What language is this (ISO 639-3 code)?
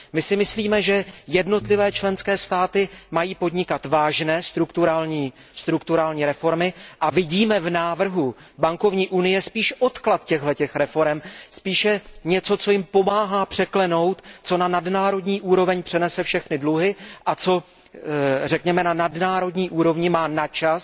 ces